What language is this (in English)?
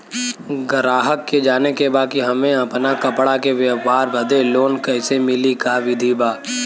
Bhojpuri